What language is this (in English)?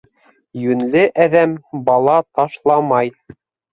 Bashkir